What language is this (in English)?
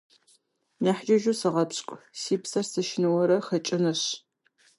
Kabardian